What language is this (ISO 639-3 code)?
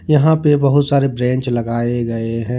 hin